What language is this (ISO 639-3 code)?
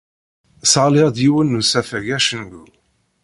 kab